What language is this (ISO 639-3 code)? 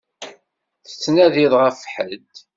kab